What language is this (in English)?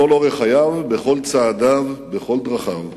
Hebrew